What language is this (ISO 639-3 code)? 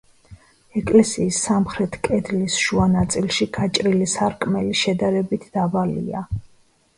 kat